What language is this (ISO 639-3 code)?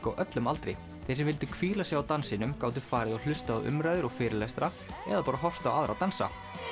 isl